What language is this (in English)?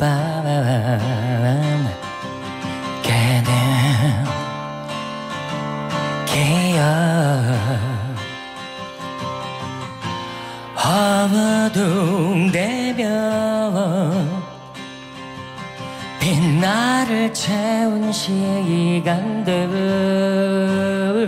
Korean